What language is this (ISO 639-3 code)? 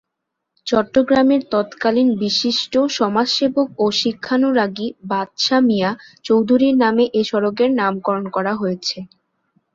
ben